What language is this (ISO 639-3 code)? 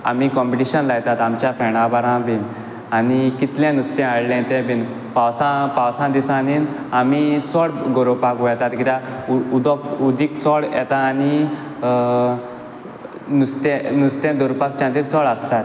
kok